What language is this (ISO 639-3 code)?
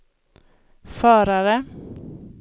swe